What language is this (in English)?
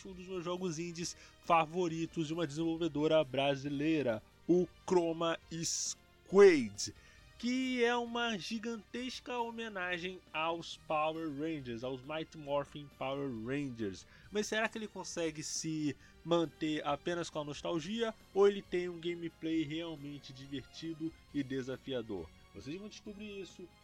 Portuguese